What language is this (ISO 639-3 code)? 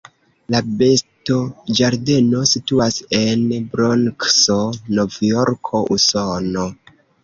epo